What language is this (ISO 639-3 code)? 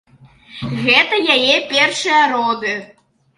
bel